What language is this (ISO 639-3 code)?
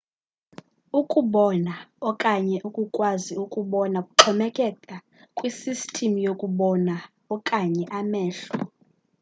xho